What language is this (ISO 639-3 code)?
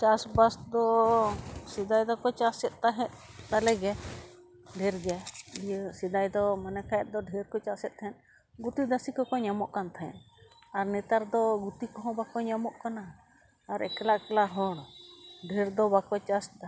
sat